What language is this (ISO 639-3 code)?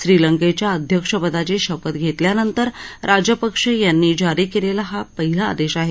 mar